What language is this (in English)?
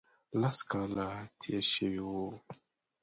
Pashto